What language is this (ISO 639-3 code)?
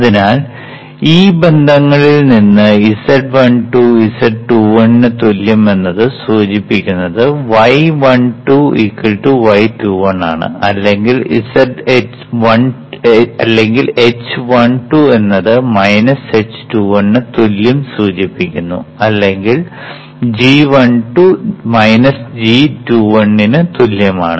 mal